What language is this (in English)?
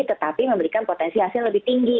Indonesian